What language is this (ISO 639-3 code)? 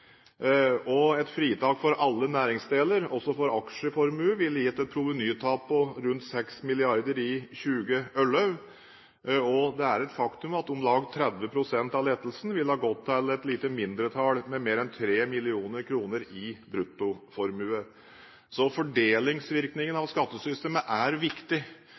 nob